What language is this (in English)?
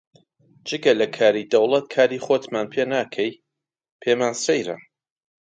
Central Kurdish